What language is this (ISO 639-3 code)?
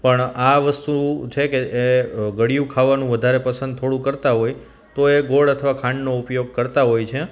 guj